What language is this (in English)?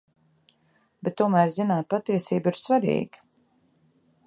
Latvian